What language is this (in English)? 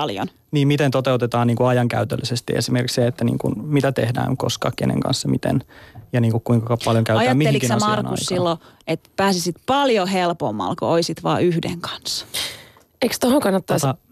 Finnish